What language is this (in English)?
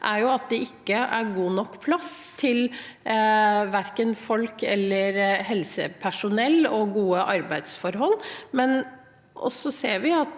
Norwegian